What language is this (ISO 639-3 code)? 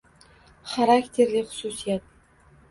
uzb